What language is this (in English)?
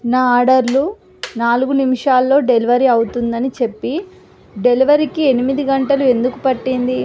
Telugu